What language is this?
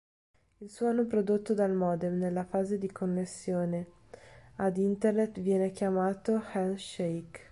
Italian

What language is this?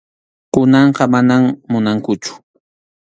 Arequipa-La Unión Quechua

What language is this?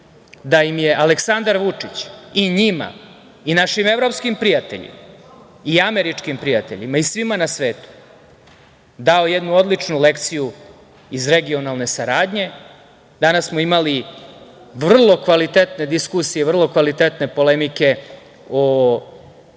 Serbian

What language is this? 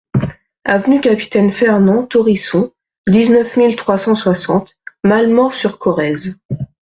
French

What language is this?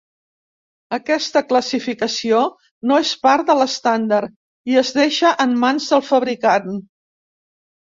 Catalan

